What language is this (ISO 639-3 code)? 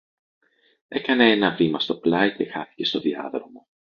ell